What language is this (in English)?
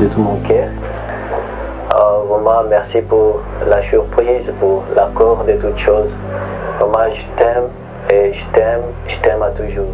Indonesian